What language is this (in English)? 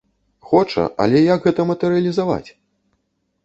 Belarusian